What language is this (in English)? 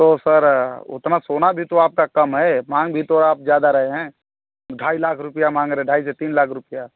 Hindi